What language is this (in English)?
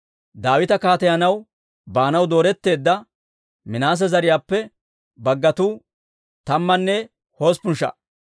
Dawro